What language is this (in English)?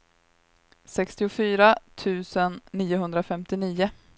Swedish